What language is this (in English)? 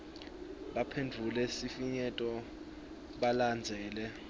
Swati